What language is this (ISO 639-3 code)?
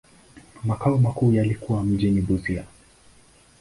swa